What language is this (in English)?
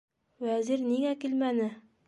Bashkir